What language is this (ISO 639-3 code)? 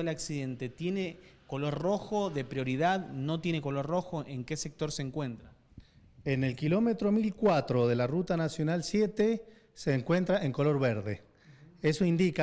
spa